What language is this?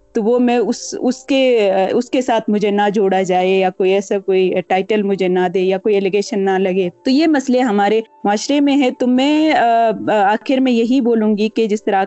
Urdu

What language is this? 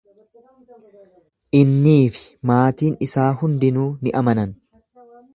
Oromo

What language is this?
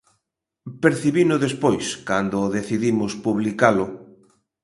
Galician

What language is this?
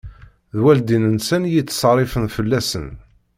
Kabyle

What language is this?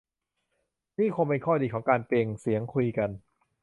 Thai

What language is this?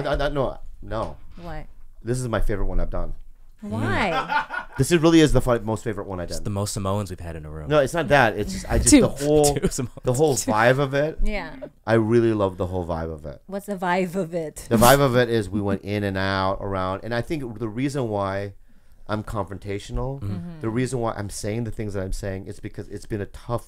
English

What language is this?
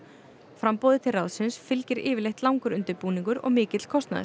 Icelandic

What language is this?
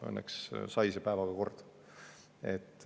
Estonian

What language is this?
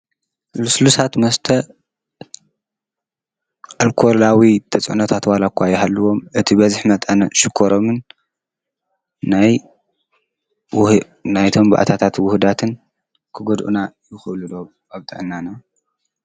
Tigrinya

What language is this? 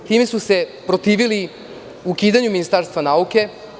Serbian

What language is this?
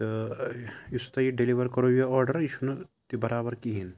Kashmiri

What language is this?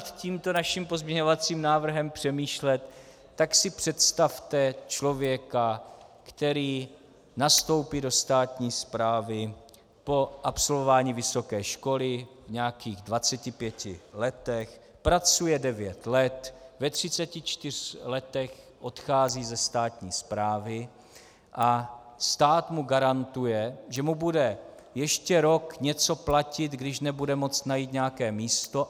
Czech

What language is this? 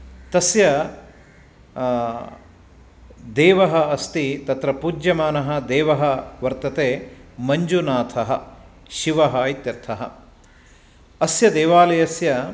Sanskrit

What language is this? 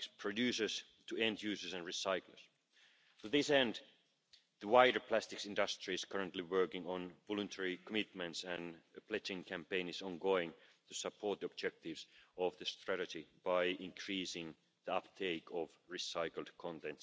English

